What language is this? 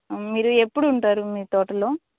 Telugu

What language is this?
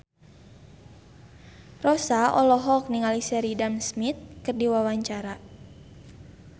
Sundanese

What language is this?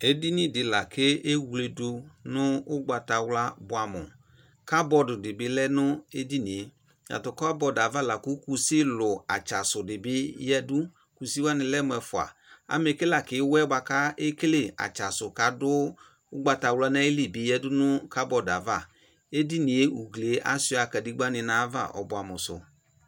Ikposo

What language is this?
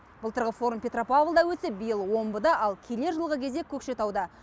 Kazakh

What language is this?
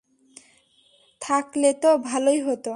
Bangla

